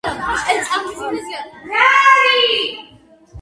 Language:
Georgian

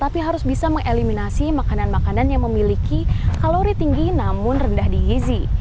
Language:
Indonesian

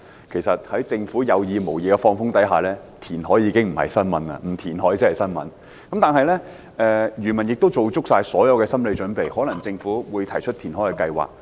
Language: Cantonese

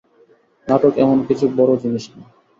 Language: Bangla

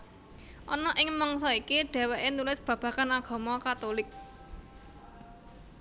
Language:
Javanese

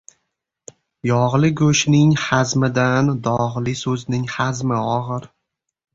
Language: Uzbek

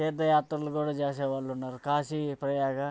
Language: Telugu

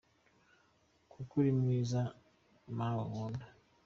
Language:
Kinyarwanda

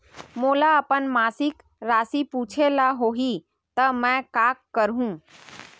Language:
Chhattisgarhi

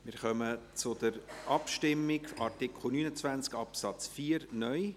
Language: Swiss German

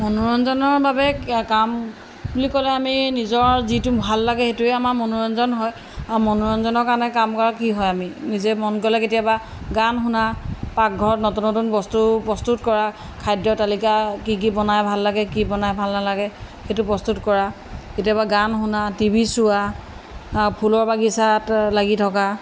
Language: Assamese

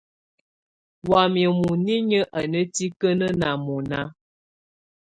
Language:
Tunen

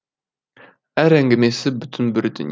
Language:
Kazakh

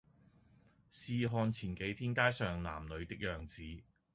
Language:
Cantonese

